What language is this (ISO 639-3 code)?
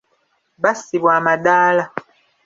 lug